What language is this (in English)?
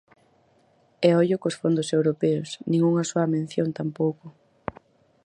Galician